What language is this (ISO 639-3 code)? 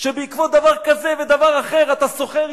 heb